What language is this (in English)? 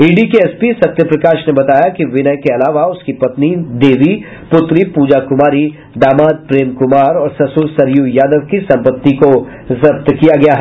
Hindi